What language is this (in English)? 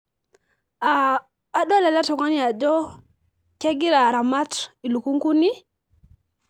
Masai